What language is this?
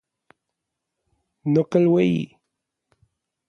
Orizaba Nahuatl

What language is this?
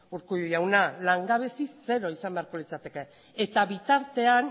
Basque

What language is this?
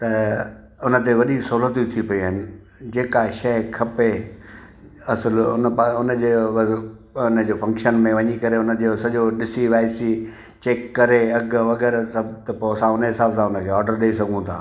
Sindhi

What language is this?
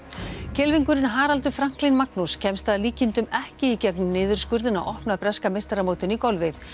Icelandic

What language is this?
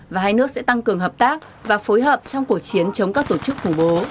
Vietnamese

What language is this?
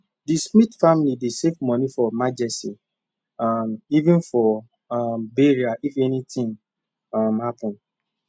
Nigerian Pidgin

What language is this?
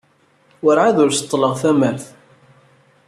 Kabyle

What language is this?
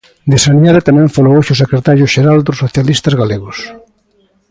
Galician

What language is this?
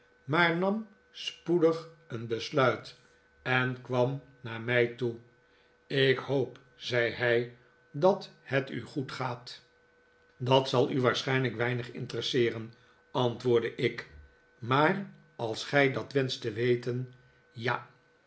Dutch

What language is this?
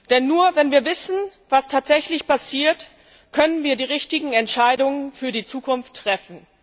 German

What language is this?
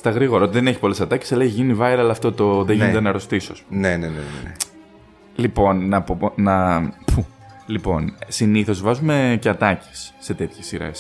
Greek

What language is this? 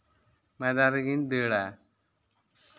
Santali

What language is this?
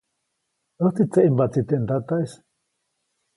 Copainalá Zoque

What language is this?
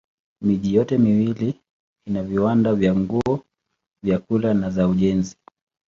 Swahili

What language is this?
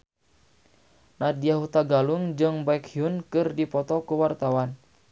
Sundanese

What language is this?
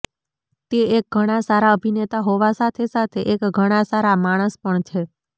Gujarati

